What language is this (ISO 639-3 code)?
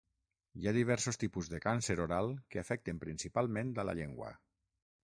cat